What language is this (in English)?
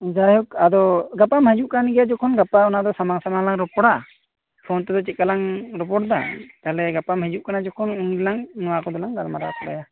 Santali